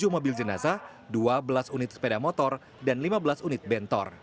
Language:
Indonesian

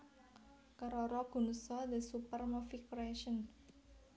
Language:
Javanese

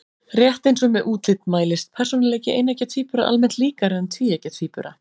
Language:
Icelandic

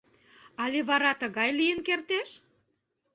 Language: Mari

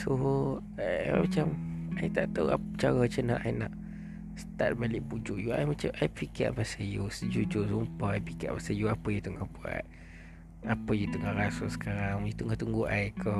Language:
Malay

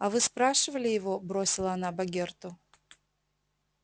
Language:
Russian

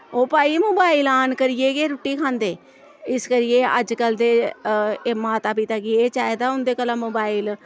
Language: Dogri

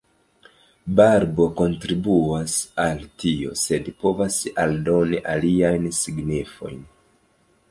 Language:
Esperanto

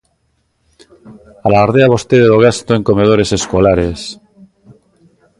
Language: Galician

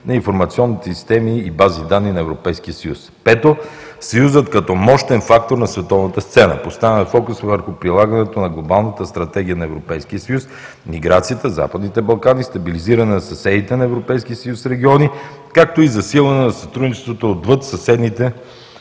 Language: Bulgarian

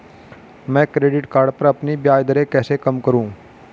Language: Hindi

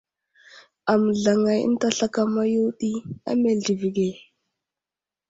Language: Wuzlam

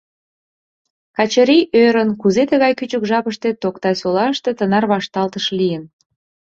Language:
Mari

